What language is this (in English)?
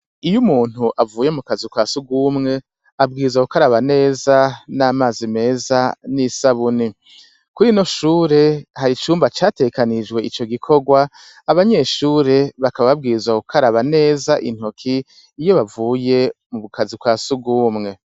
Rundi